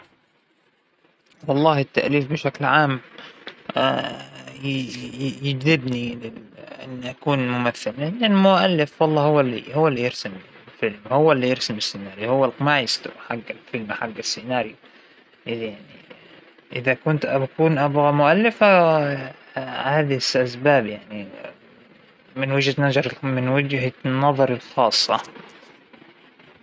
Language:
Hijazi Arabic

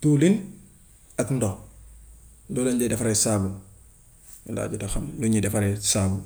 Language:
Gambian Wolof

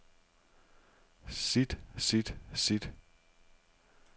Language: Danish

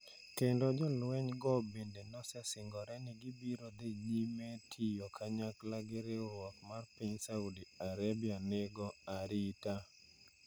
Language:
Luo (Kenya and Tanzania)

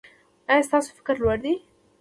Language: Pashto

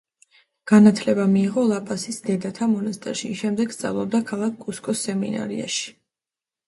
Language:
Georgian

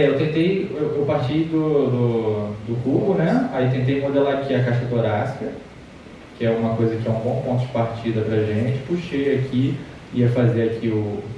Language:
Portuguese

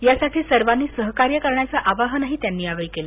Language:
Marathi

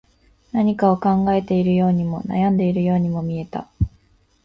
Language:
Japanese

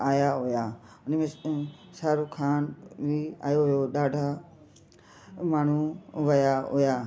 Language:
Sindhi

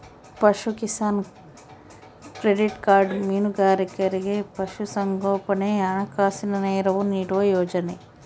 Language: Kannada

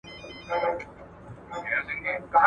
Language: Pashto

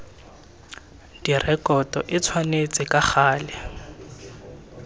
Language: Tswana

